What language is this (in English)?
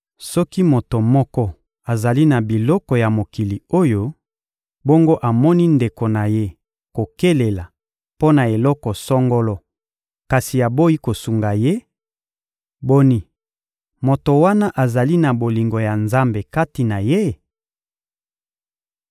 Lingala